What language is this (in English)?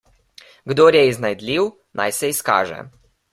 Slovenian